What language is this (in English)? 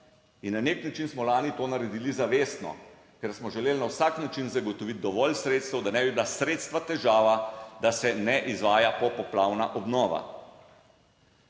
Slovenian